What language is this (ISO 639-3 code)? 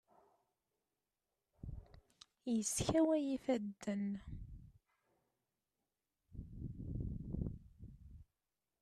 kab